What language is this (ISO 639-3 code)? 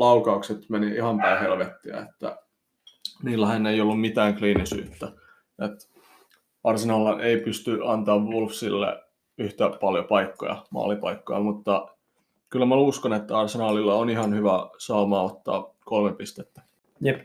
fin